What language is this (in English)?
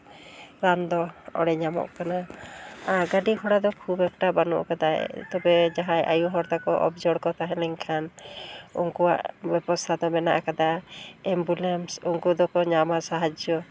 Santali